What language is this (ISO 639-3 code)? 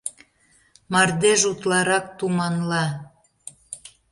chm